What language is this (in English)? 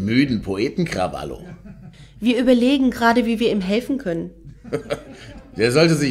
German